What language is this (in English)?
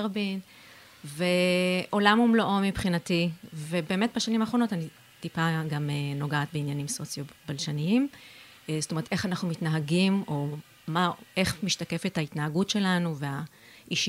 Hebrew